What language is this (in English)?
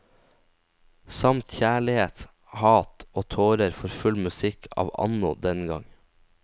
Norwegian